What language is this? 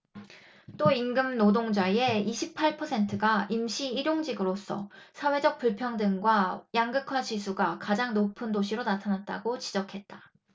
Korean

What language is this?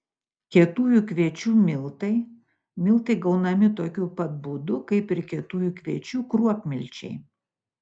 Lithuanian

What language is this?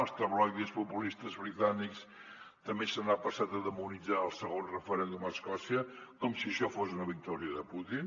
Catalan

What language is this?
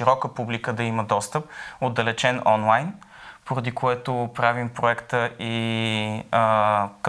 Bulgarian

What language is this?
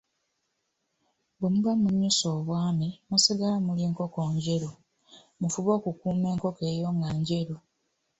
Ganda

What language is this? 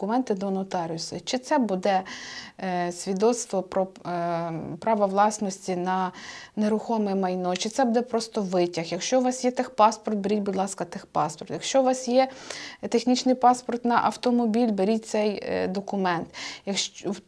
Ukrainian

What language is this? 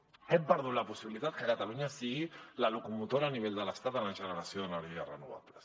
Catalan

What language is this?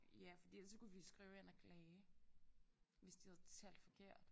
Danish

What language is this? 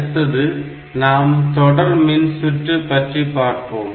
Tamil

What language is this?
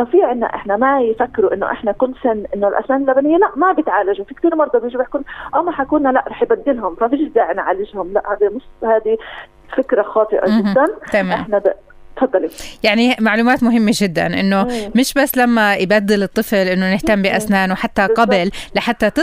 Arabic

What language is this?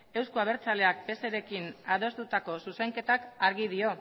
Basque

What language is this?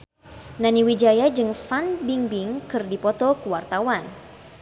Sundanese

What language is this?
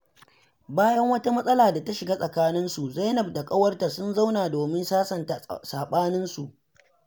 Hausa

